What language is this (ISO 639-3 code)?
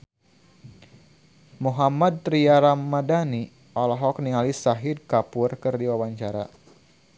sun